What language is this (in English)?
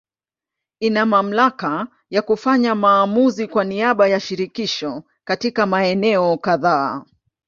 Swahili